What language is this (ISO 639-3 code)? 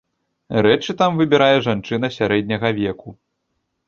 bel